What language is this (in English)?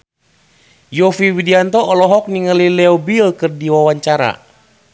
Sundanese